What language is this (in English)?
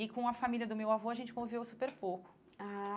Portuguese